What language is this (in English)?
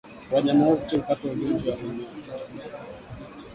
Swahili